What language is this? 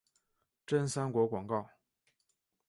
Chinese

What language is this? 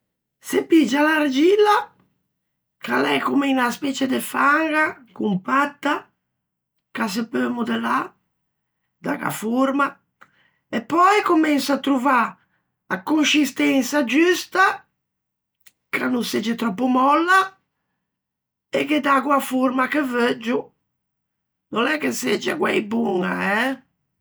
Ligurian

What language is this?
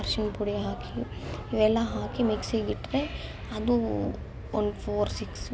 Kannada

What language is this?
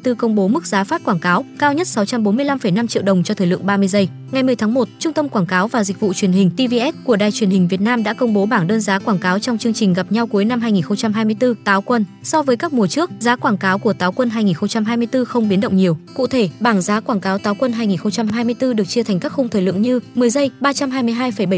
Vietnamese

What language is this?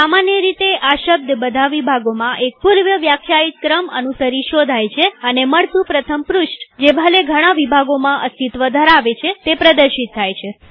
Gujarati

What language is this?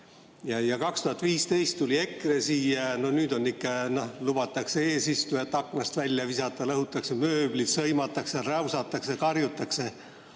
Estonian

